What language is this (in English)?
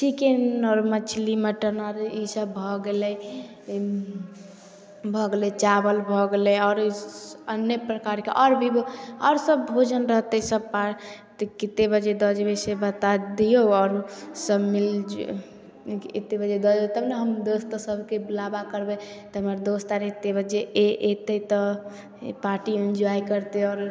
Maithili